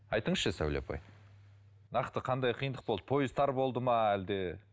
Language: Kazakh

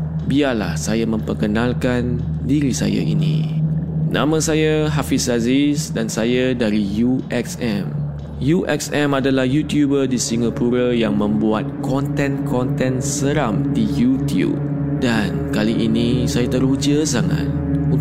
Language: Malay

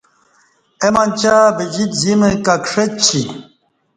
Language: Kati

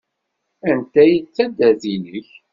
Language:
Kabyle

